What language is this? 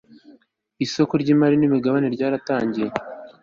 Kinyarwanda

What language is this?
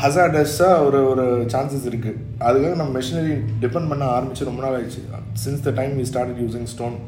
Tamil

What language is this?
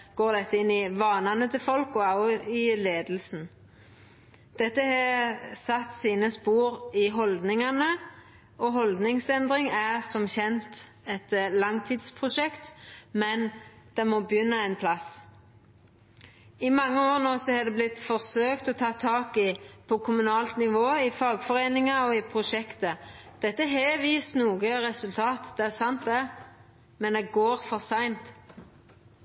Norwegian Nynorsk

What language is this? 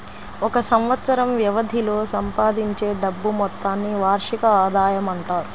Telugu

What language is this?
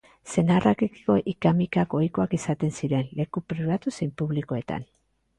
Basque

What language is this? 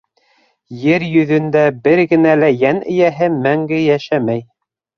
Bashkir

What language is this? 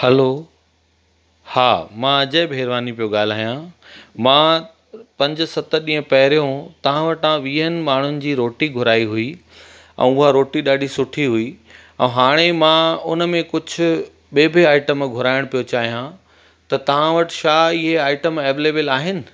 Sindhi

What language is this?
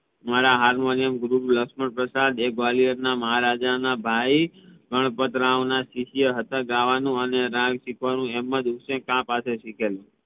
Gujarati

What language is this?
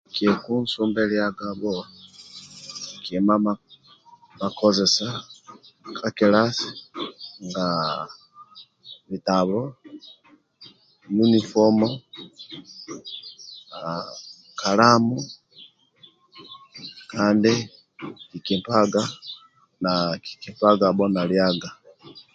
Amba (Uganda)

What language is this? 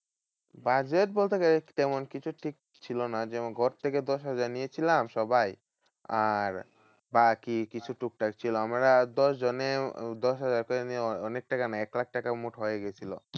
Bangla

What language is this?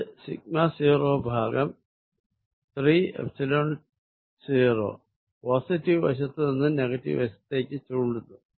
Malayalam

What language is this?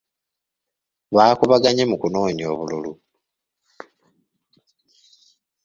Ganda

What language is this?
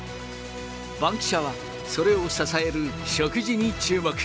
Japanese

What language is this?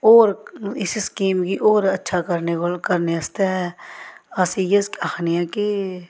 Dogri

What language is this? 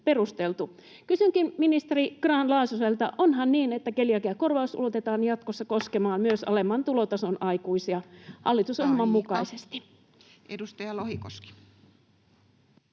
Finnish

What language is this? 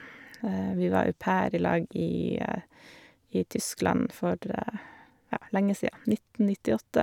Norwegian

